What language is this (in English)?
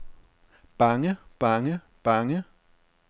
Danish